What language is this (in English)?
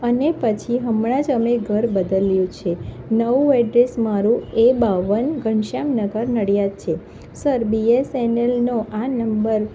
Gujarati